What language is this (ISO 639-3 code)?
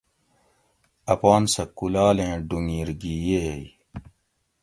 gwc